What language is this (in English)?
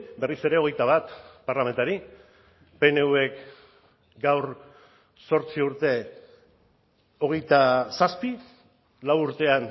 Basque